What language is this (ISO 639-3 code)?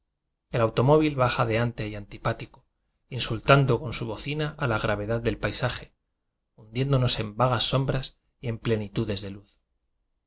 spa